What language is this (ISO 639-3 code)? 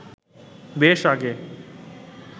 ben